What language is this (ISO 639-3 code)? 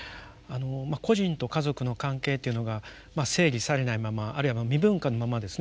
jpn